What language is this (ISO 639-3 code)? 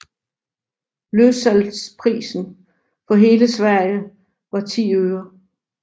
dan